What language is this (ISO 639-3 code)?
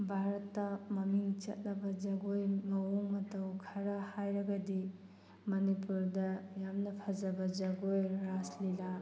mni